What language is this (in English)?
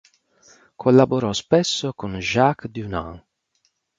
Italian